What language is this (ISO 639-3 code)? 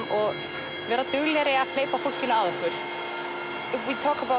isl